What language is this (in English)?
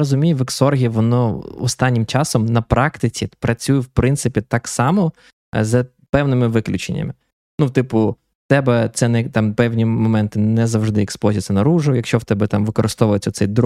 Ukrainian